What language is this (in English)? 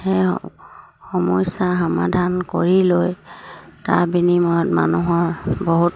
Assamese